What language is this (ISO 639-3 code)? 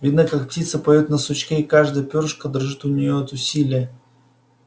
rus